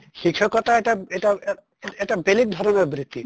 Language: Assamese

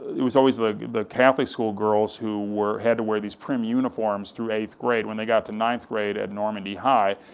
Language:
English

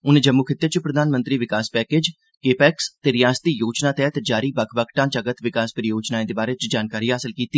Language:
Dogri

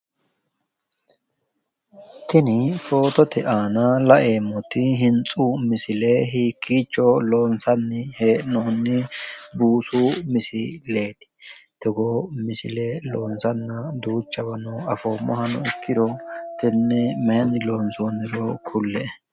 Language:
Sidamo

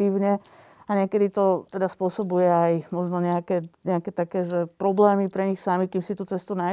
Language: Slovak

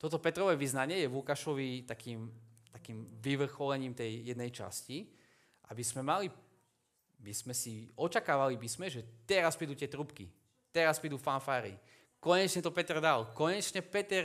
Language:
Slovak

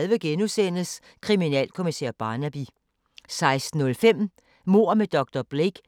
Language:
Danish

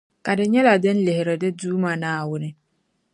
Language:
Dagbani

